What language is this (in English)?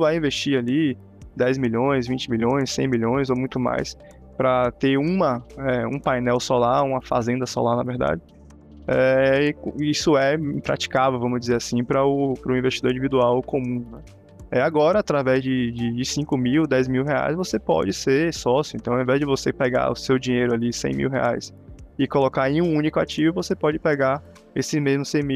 Portuguese